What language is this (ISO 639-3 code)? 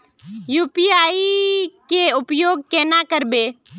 mag